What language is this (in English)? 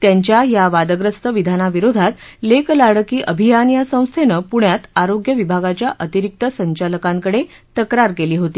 Marathi